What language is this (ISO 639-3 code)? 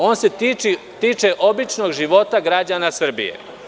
srp